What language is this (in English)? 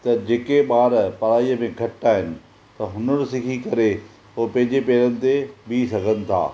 Sindhi